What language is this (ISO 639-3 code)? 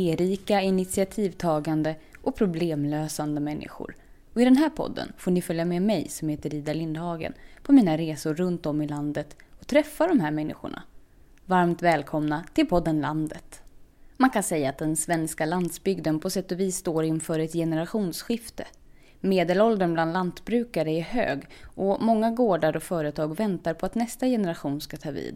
swe